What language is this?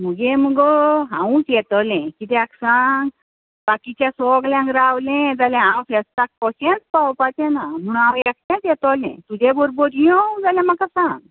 Konkani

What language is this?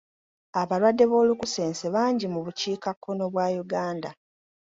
Ganda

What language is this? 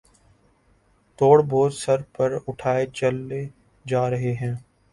Urdu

